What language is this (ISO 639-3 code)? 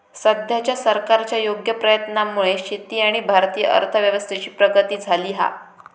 mar